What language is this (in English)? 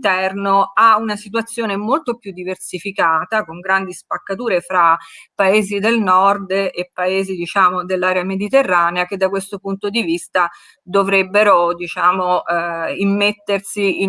Italian